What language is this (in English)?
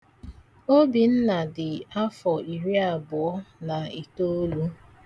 Igbo